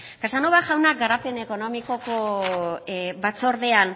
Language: Basque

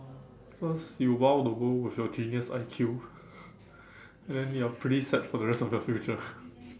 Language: English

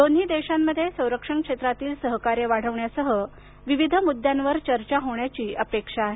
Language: Marathi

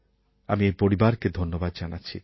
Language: Bangla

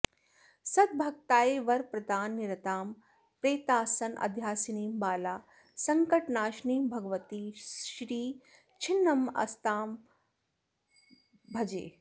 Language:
Sanskrit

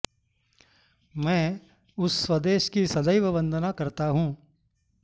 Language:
Sanskrit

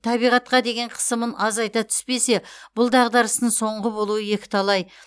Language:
Kazakh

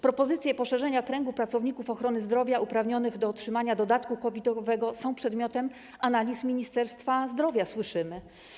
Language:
Polish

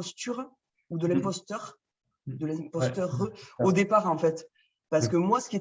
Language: French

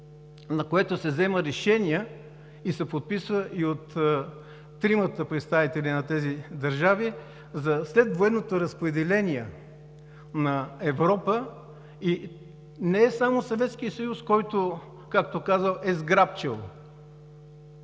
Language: Bulgarian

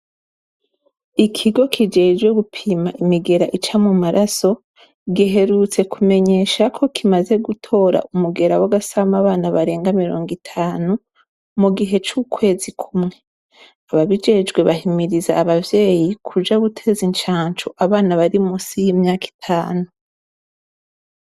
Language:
Rundi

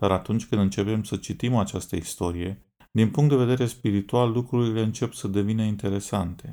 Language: Romanian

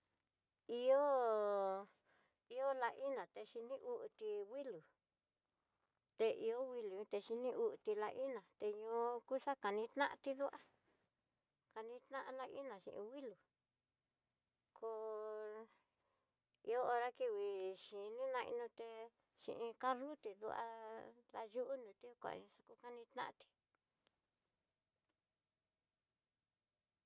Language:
Tidaá Mixtec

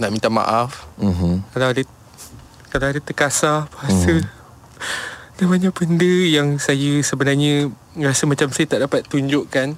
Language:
Malay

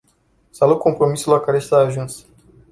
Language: Romanian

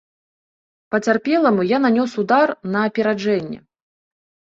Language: Belarusian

